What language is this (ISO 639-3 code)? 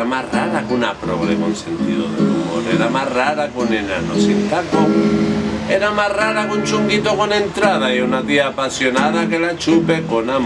spa